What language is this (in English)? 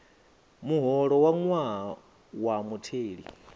Venda